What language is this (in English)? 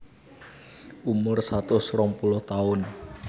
Javanese